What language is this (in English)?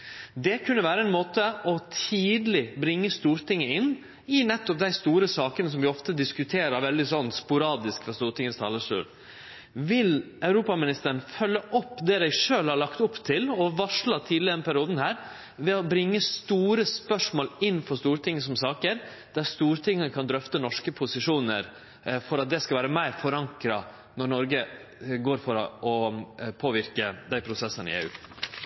Norwegian Nynorsk